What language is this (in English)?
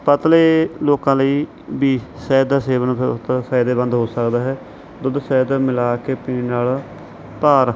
Punjabi